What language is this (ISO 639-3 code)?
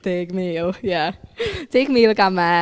cym